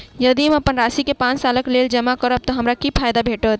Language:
Maithili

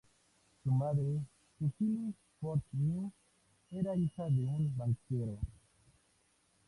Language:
Spanish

